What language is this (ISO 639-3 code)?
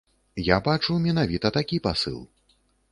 bel